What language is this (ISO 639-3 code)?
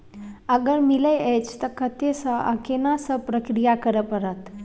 mai